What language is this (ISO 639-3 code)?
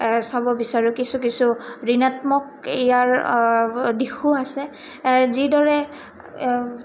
asm